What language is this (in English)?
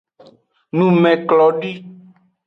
Aja (Benin)